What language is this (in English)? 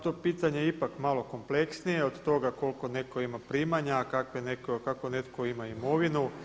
Croatian